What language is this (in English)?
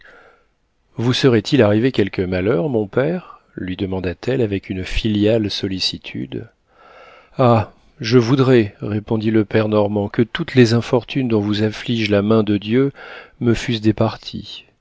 French